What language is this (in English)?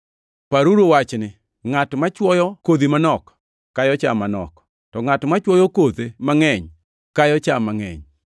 Luo (Kenya and Tanzania)